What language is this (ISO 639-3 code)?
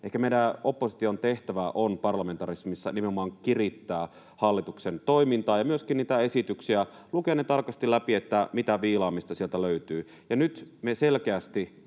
fin